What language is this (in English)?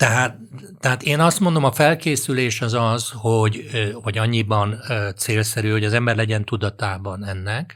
Hungarian